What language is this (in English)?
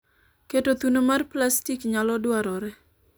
Luo (Kenya and Tanzania)